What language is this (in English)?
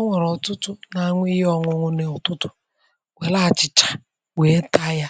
Igbo